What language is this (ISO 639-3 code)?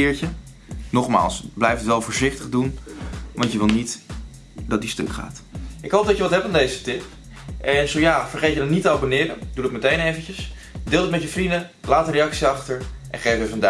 nld